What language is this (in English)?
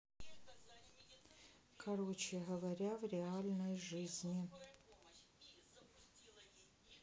Russian